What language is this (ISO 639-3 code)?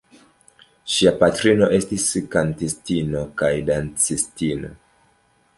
epo